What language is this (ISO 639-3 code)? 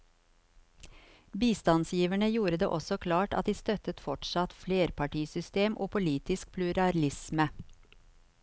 nor